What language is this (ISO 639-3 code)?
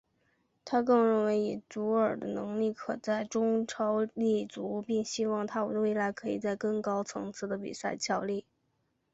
zho